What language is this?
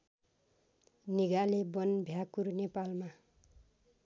Nepali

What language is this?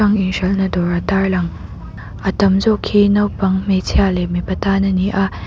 Mizo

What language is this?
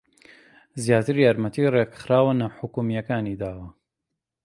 Central Kurdish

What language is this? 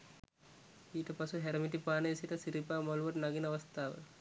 Sinhala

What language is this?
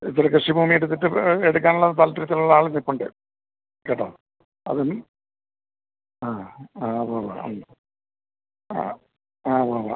Malayalam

